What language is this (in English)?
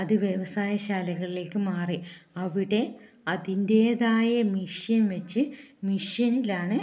Malayalam